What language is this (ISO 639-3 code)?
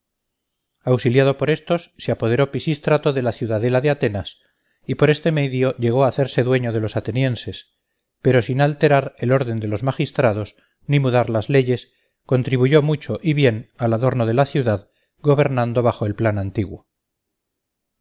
spa